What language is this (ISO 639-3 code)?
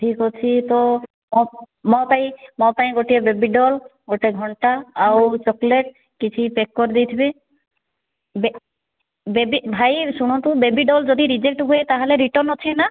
ori